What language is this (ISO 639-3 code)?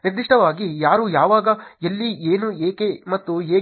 kan